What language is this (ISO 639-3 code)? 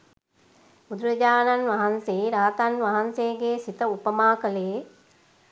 sin